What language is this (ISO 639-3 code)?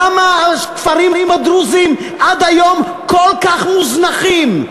heb